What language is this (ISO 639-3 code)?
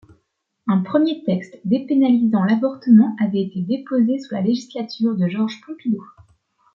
fra